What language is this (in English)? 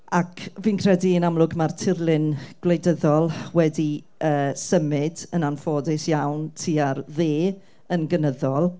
Welsh